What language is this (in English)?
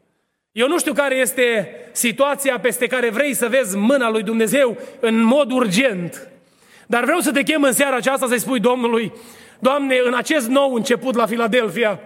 Romanian